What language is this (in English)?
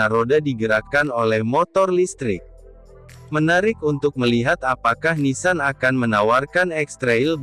Indonesian